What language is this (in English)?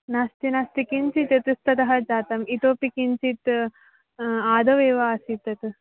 Sanskrit